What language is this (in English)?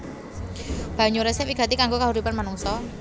Javanese